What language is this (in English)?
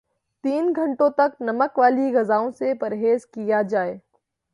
Urdu